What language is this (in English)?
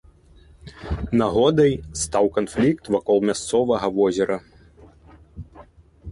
Belarusian